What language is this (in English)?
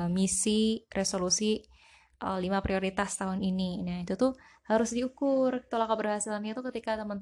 Indonesian